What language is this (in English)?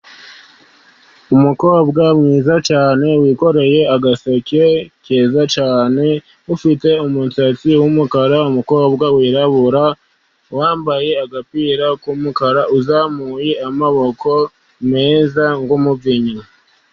Kinyarwanda